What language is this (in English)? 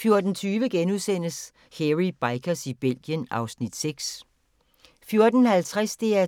Danish